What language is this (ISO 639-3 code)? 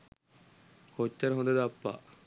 sin